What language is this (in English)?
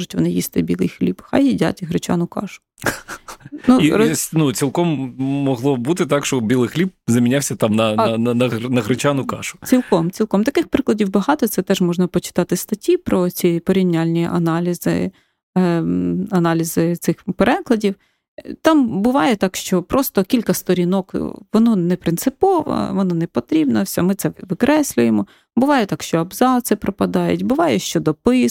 Ukrainian